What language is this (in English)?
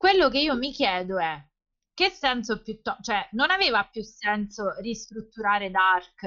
Italian